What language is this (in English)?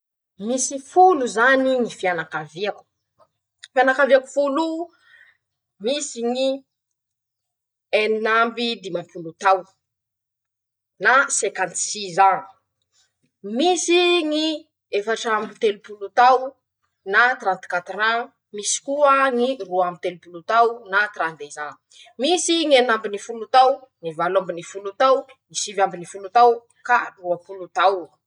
Masikoro Malagasy